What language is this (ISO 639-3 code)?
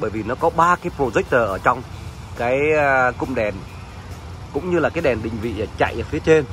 vie